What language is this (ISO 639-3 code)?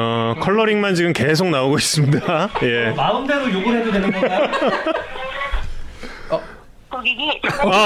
kor